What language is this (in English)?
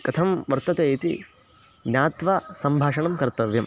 Sanskrit